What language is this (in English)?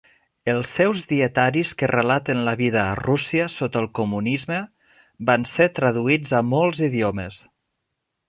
Catalan